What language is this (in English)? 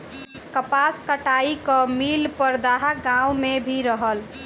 Bhojpuri